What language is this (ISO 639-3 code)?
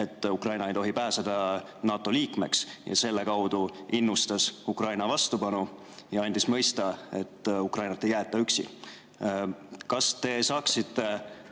est